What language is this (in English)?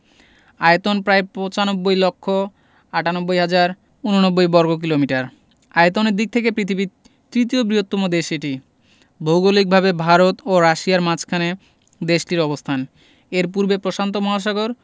Bangla